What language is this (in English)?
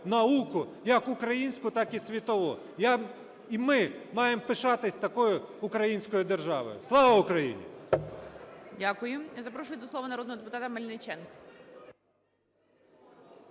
Ukrainian